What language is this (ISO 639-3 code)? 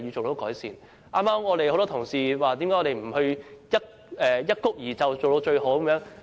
yue